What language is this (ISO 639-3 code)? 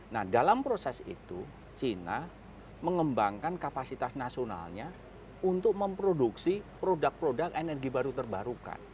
ind